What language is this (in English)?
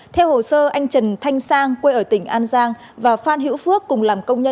Vietnamese